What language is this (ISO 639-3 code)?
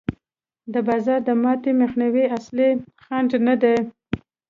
pus